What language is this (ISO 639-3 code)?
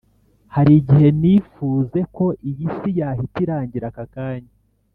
kin